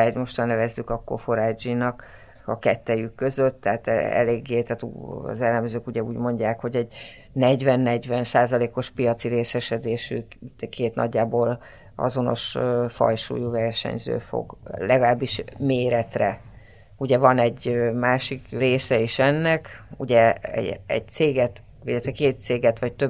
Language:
Hungarian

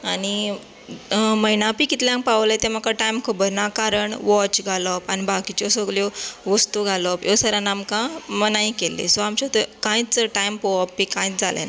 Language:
Konkani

